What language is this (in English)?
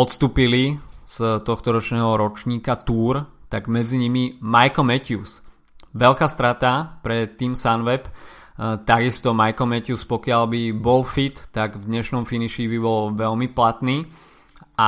Slovak